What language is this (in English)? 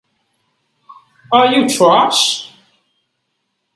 English